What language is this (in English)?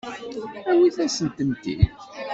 Kabyle